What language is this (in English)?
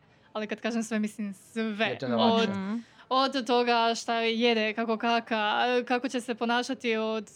Croatian